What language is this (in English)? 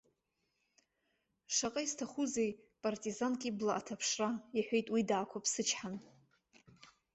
Abkhazian